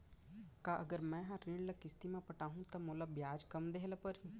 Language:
Chhattisgarhi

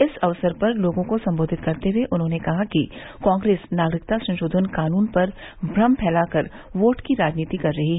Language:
Hindi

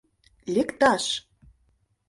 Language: Mari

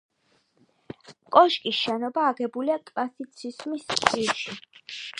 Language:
Georgian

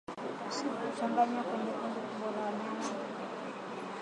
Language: Swahili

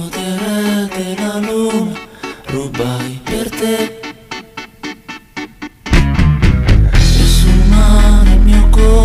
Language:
Romanian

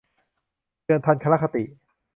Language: Thai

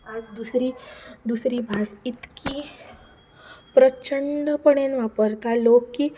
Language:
Konkani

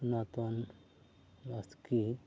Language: Santali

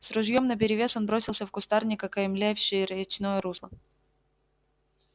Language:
Russian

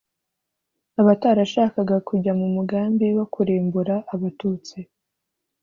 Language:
Kinyarwanda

